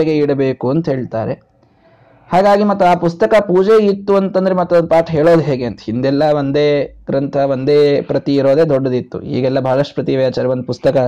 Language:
Kannada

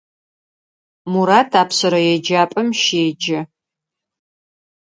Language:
Adyghe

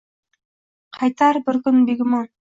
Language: Uzbek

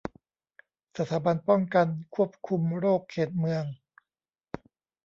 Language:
Thai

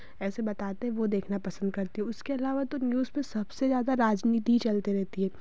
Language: Hindi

